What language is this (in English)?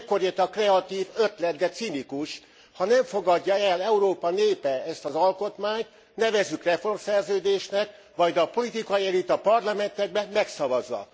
Hungarian